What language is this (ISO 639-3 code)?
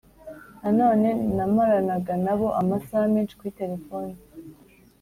kin